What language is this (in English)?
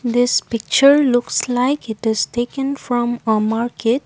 English